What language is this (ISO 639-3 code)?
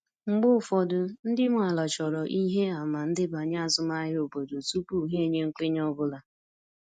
ibo